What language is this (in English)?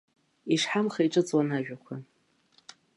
Abkhazian